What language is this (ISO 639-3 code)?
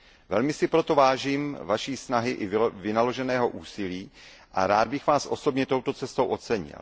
ces